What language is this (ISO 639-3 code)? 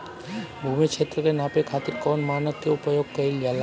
bho